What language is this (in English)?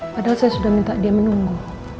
Indonesian